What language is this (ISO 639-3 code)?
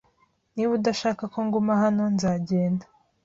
kin